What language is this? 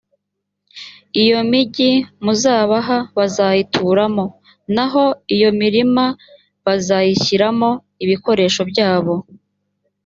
Kinyarwanda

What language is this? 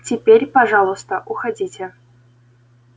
Russian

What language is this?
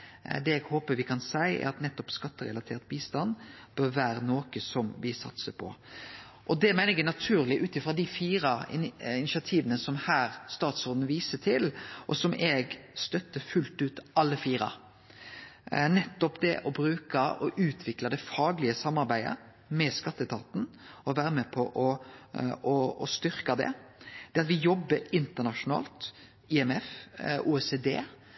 Norwegian Nynorsk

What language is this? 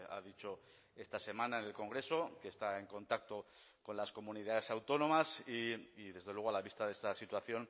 Spanish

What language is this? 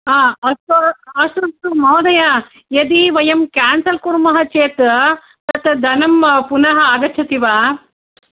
Sanskrit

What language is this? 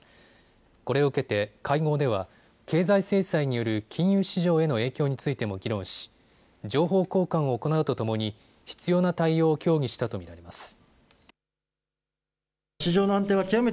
Japanese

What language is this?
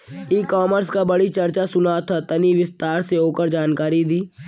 Bhojpuri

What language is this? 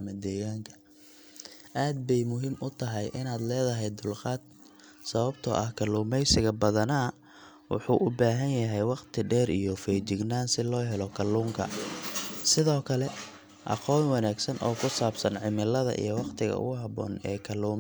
Somali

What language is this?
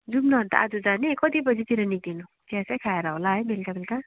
Nepali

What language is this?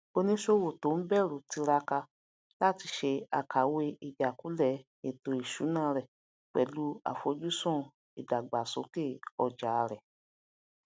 Yoruba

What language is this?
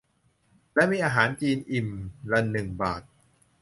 Thai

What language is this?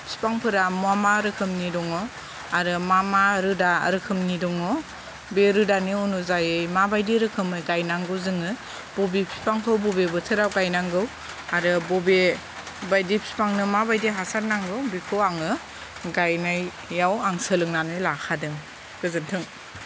Bodo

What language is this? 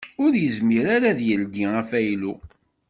Kabyle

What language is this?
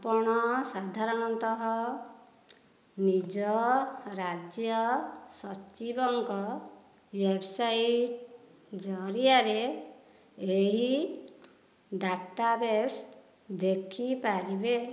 Odia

